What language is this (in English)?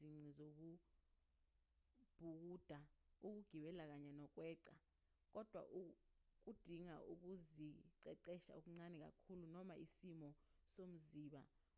Zulu